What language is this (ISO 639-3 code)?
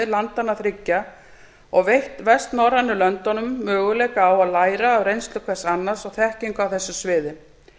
isl